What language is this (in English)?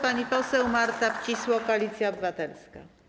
Polish